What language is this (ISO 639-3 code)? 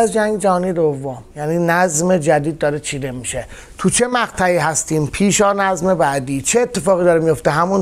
fas